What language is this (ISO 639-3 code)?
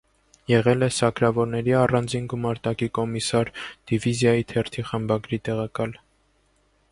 hye